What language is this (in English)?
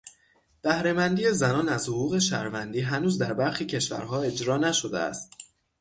Persian